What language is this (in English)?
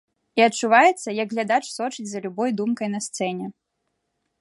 Belarusian